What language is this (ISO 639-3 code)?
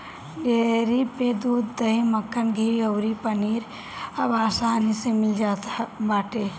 bho